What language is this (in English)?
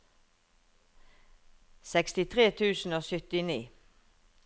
Norwegian